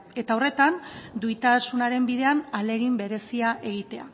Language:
Basque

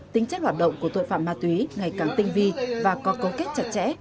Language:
Vietnamese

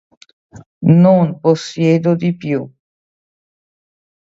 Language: Italian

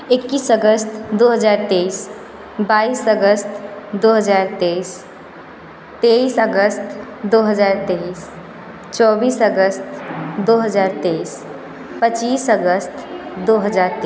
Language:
Hindi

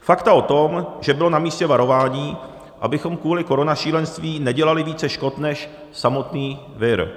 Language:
Czech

